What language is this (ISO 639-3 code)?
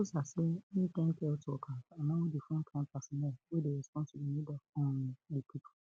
pcm